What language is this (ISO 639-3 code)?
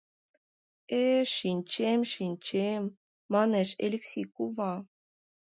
chm